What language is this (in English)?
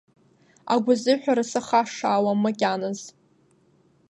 Abkhazian